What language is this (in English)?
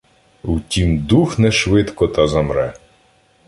Ukrainian